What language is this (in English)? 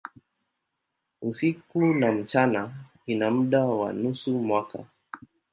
Swahili